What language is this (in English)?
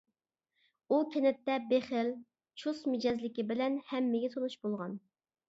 Uyghur